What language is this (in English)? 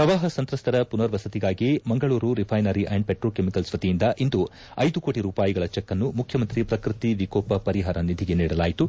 Kannada